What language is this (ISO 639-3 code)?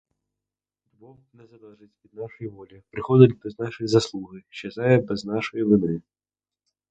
ukr